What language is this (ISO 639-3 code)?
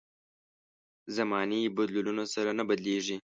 pus